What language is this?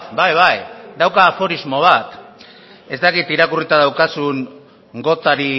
Basque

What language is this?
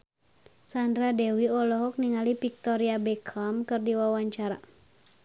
Sundanese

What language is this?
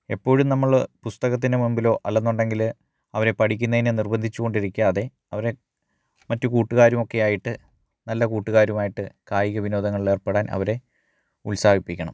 Malayalam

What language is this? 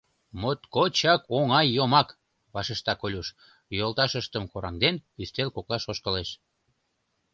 Mari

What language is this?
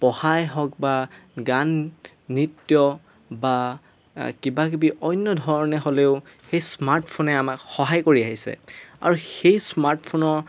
Assamese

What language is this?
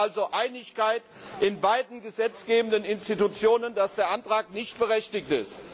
German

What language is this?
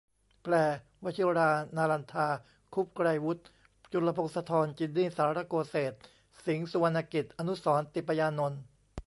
Thai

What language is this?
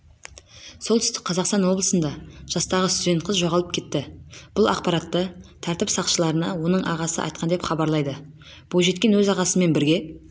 Kazakh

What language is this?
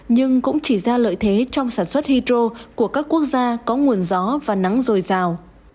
Vietnamese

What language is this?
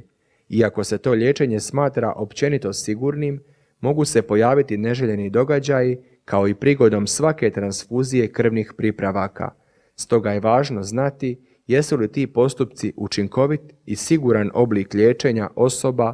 Croatian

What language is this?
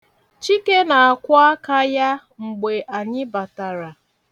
Igbo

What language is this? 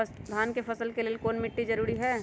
Magahi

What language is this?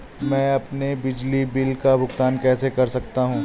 Hindi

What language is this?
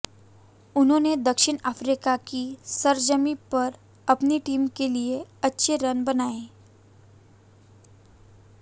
Hindi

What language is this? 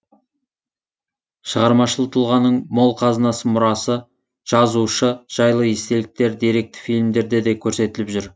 Kazakh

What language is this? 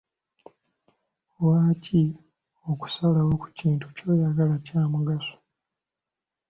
Ganda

